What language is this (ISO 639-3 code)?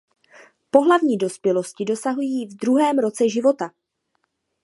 ces